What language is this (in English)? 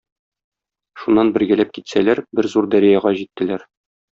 Tatar